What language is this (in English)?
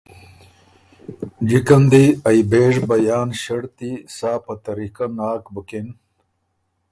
Ormuri